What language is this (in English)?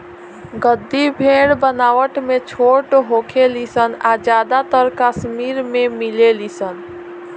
Bhojpuri